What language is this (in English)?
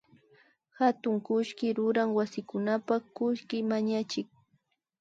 Imbabura Highland Quichua